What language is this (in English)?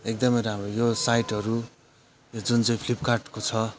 Nepali